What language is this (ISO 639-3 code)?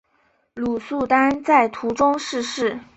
zho